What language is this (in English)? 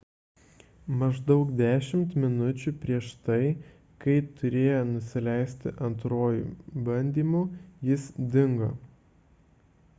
Lithuanian